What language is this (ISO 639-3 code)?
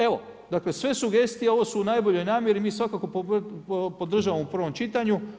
hrv